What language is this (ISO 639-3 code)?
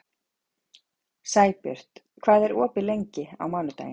isl